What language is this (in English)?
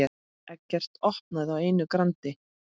Icelandic